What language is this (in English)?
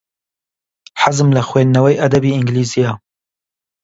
Central Kurdish